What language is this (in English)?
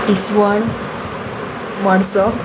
Konkani